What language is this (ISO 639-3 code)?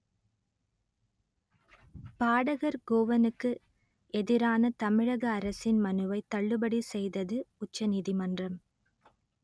tam